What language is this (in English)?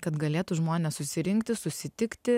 Lithuanian